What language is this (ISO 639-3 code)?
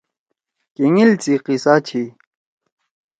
trw